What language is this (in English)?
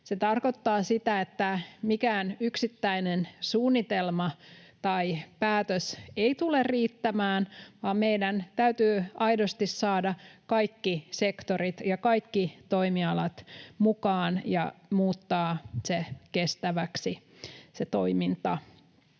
Finnish